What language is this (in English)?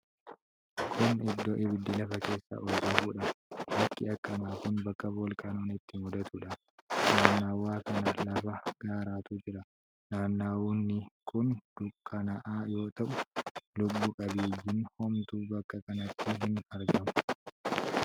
Oromo